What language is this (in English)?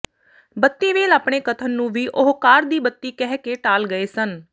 Punjabi